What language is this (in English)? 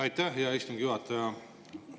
Estonian